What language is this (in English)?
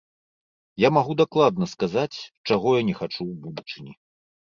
Belarusian